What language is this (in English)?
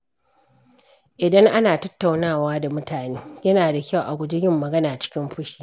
Hausa